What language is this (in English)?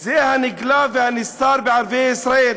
Hebrew